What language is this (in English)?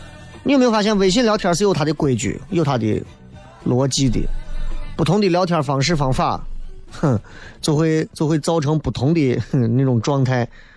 Chinese